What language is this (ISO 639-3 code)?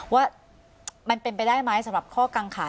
tha